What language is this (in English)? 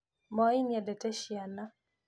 Kikuyu